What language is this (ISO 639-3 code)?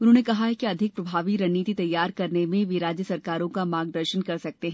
hin